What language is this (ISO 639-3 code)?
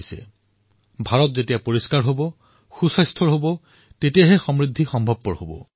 asm